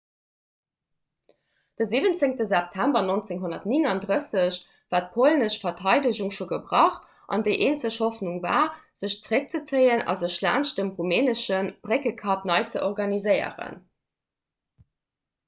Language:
Luxembourgish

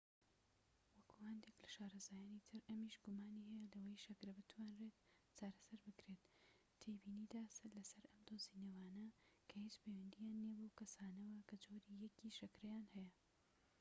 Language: Central Kurdish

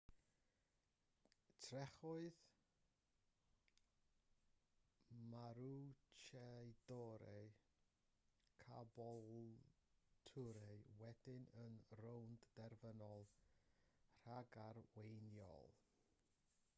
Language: Welsh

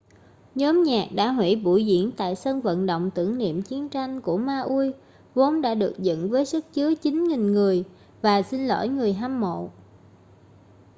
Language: Vietnamese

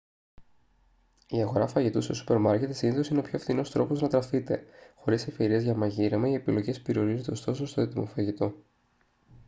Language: Greek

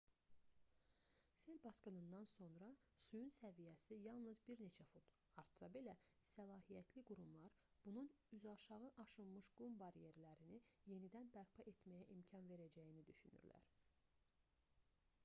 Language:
Azerbaijani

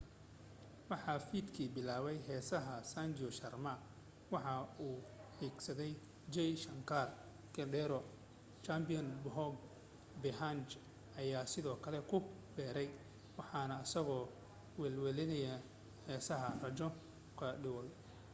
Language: Somali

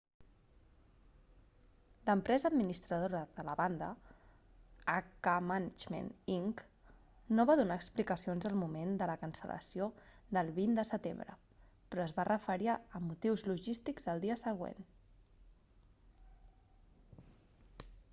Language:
Catalan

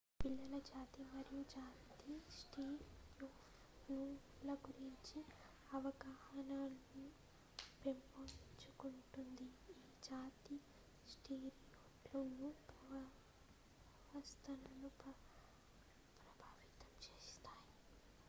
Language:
Telugu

